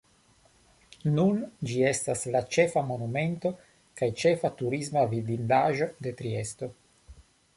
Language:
Esperanto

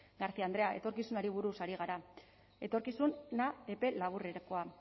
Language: Basque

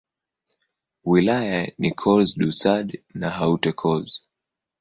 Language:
Swahili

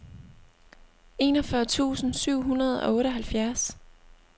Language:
Danish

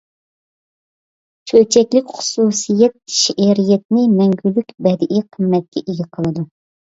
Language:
Uyghur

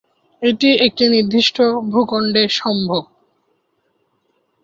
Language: Bangla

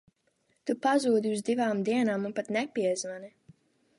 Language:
Latvian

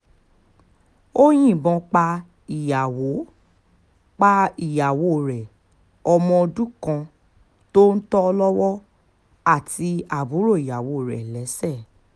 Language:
Yoruba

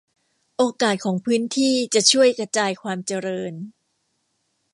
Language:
Thai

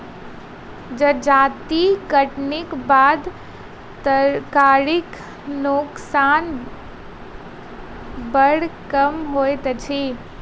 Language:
Maithili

